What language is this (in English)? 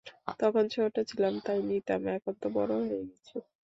Bangla